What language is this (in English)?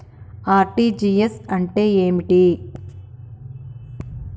Telugu